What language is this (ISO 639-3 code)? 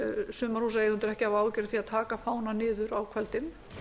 isl